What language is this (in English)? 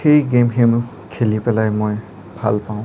Assamese